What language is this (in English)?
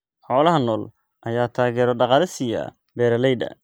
Somali